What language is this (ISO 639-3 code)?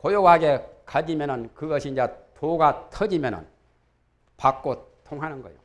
kor